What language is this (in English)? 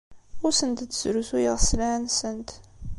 Kabyle